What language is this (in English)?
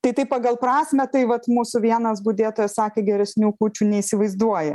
Lithuanian